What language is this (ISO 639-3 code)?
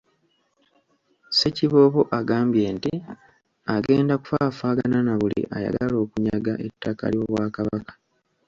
lug